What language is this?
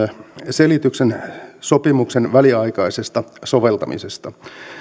Finnish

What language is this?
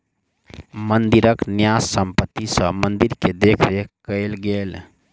Maithili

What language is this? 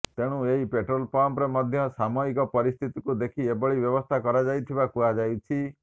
Odia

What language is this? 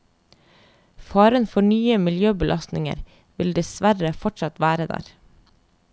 Norwegian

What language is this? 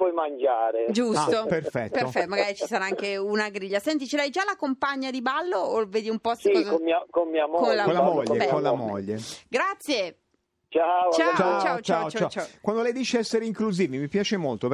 Italian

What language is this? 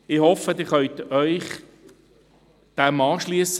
Swiss German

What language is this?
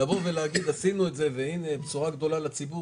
Hebrew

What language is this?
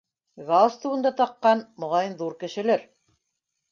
Bashkir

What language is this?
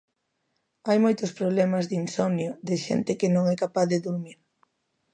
Galician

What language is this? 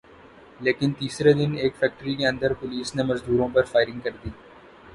Urdu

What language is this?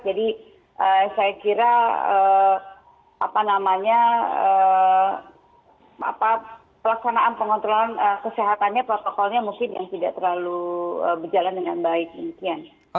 Indonesian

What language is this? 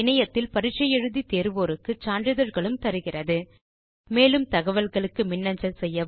Tamil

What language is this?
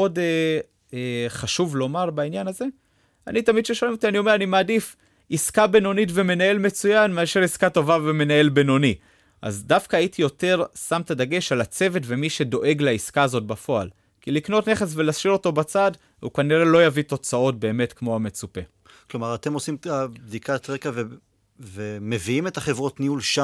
Hebrew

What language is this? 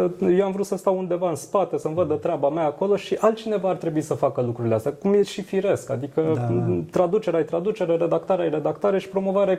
Romanian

